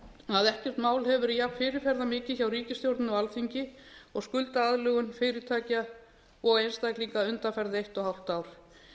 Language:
Icelandic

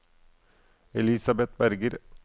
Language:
Norwegian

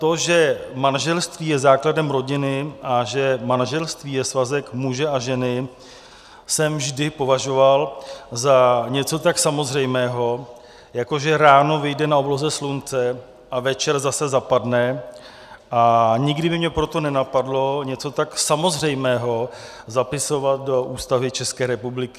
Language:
Czech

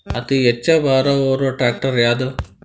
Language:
Kannada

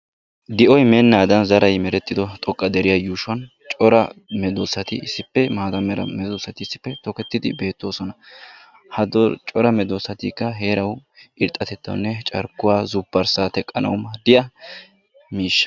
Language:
Wolaytta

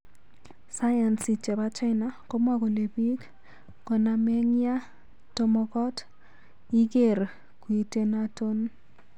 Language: Kalenjin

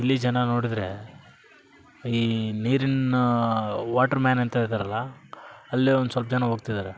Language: Kannada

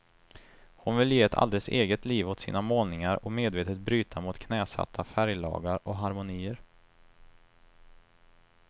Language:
Swedish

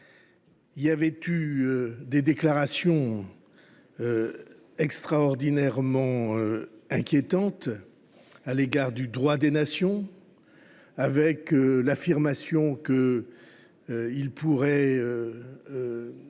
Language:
French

